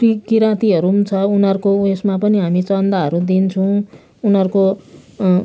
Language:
Nepali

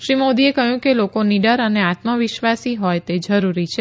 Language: Gujarati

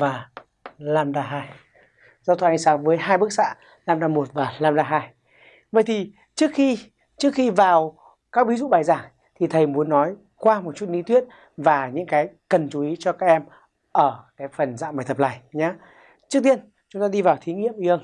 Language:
Vietnamese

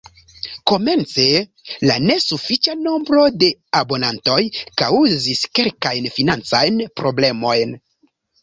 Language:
Esperanto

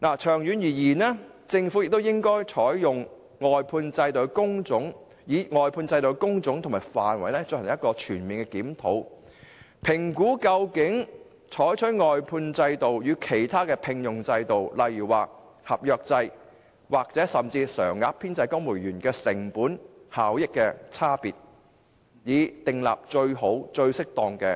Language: Cantonese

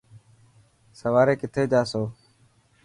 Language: Dhatki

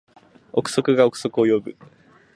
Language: Japanese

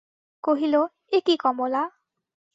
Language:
Bangla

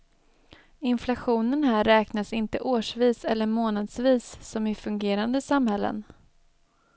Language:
Swedish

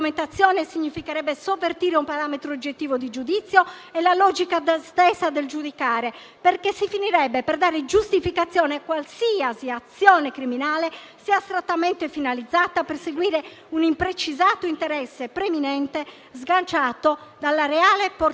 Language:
Italian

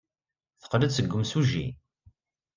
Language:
Kabyle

